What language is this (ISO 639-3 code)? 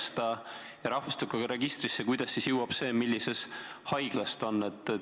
est